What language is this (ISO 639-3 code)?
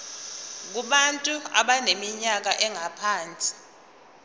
zul